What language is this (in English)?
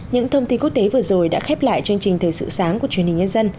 Vietnamese